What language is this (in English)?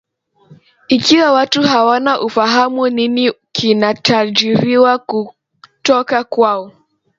Swahili